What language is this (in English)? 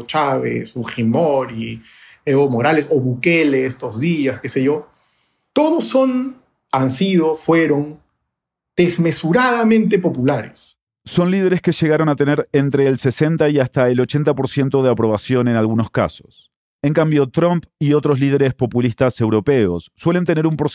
Spanish